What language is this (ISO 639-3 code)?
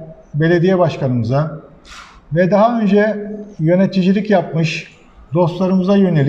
tur